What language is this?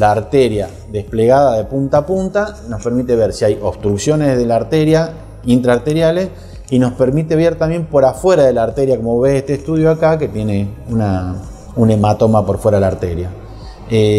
Spanish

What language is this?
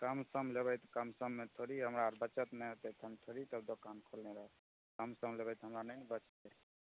Maithili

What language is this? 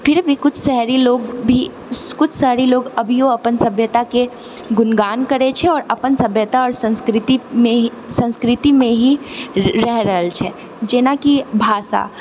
Maithili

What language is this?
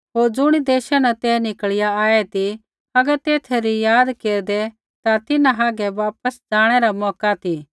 Kullu Pahari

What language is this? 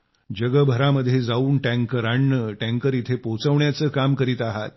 Marathi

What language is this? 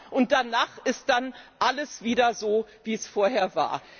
German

